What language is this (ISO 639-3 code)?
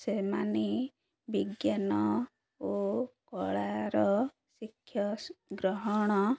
ori